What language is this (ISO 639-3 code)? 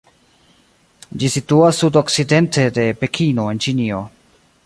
epo